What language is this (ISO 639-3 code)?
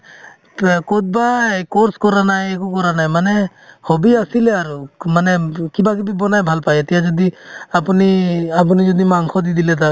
asm